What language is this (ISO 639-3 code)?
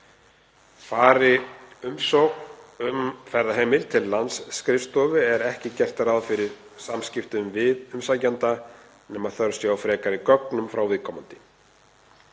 isl